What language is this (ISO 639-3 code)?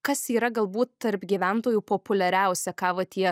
lit